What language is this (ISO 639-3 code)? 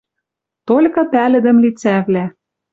mrj